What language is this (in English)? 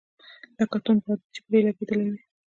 Pashto